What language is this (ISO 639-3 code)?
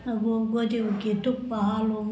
kan